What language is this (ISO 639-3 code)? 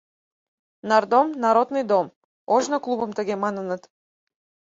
chm